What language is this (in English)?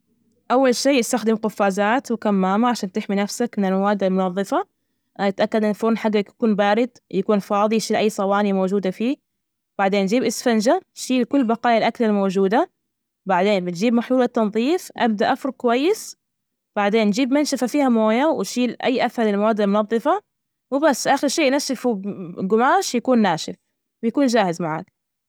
Najdi Arabic